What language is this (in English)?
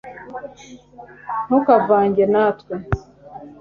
Kinyarwanda